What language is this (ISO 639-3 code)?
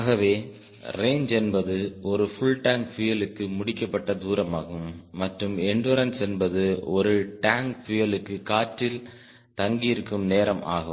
tam